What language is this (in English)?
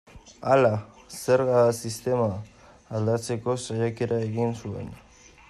Basque